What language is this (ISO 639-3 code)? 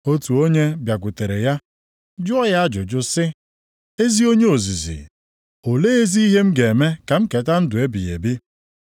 ibo